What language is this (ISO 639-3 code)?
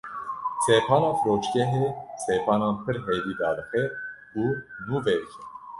kur